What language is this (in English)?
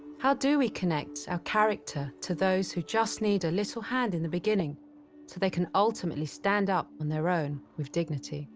English